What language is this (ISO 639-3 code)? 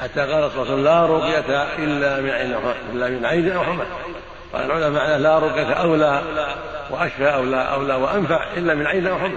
ara